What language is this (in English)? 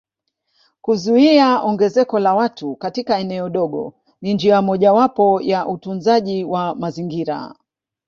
Swahili